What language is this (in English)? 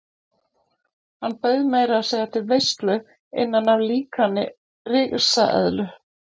Icelandic